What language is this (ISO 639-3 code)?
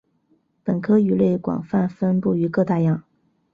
zho